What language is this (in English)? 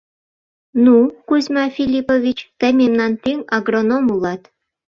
Mari